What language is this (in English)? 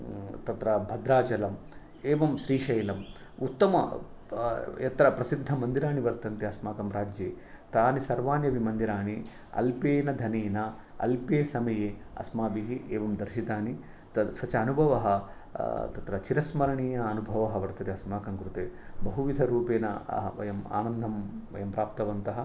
Sanskrit